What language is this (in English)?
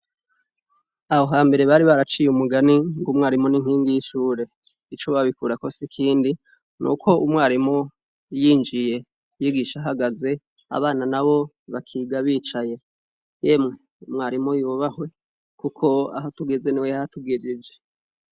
Rundi